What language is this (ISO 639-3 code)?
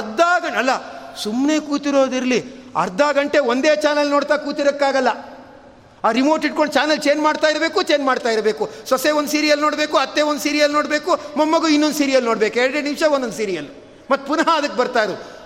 kan